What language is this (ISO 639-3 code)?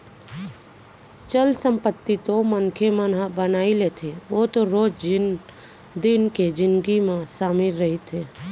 hne